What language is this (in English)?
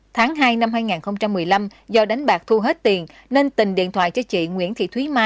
Vietnamese